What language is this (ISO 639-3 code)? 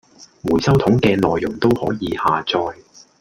yue